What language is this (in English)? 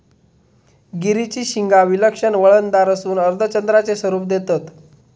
Marathi